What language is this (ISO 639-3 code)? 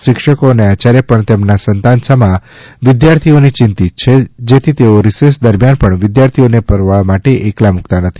guj